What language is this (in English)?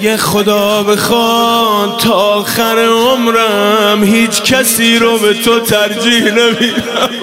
Persian